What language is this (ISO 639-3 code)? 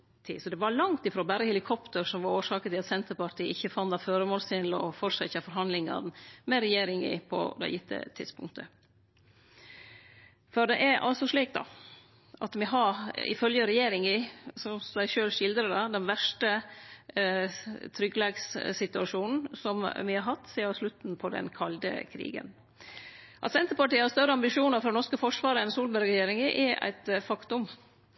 nno